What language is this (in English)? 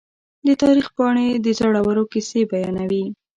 Pashto